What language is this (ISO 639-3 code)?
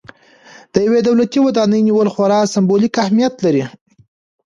pus